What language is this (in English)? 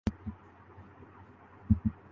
Urdu